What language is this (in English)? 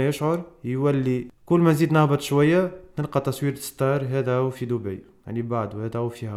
Arabic